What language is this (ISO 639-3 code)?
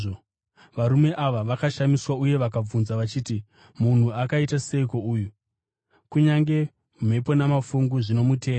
sna